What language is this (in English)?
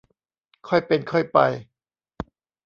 Thai